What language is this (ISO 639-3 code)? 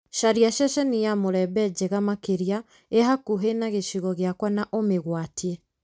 kik